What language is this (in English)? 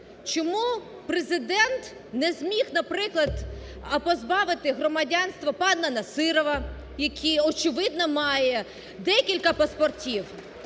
Ukrainian